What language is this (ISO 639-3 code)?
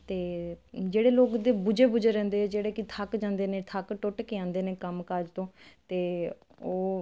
pan